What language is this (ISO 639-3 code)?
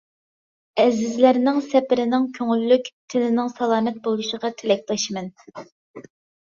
uig